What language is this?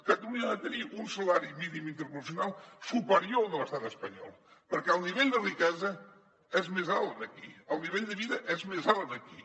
Catalan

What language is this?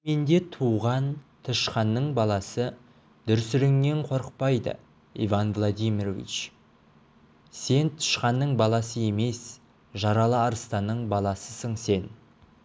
Kazakh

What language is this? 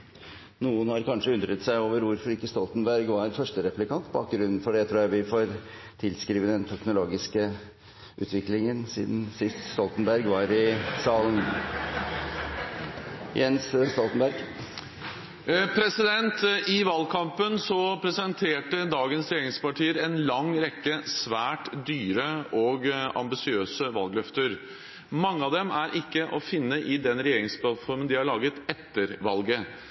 Norwegian Bokmål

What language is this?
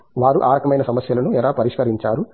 Telugu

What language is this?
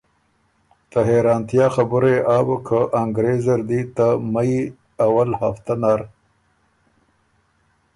Ormuri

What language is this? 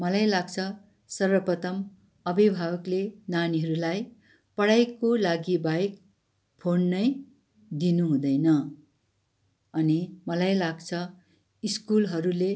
Nepali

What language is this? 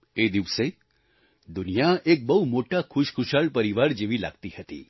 Gujarati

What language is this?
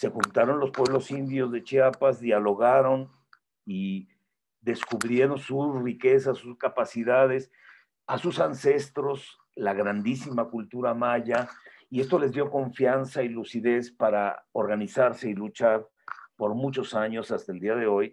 Spanish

